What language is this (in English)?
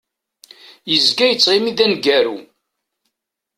Kabyle